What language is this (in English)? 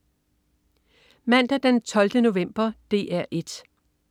Danish